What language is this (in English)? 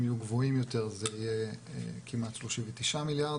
Hebrew